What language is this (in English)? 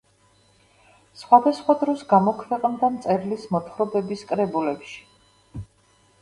Georgian